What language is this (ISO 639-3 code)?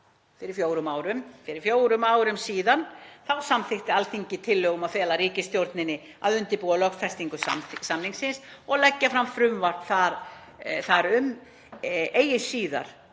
isl